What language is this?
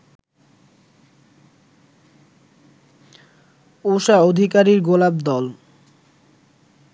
Bangla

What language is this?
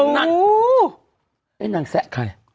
Thai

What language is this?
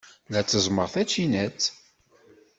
Kabyle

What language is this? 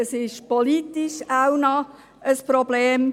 Swiss German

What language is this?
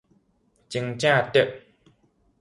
Min Nan Chinese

